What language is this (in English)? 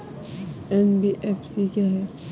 Hindi